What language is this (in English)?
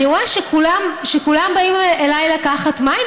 Hebrew